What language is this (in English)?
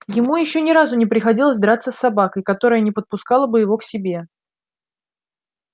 Russian